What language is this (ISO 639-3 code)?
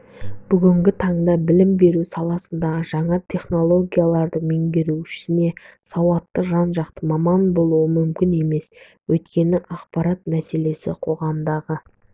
kaz